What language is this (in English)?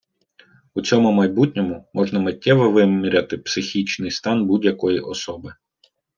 Ukrainian